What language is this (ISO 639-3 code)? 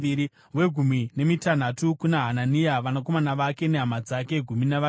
sna